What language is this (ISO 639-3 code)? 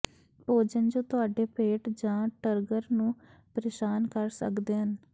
pan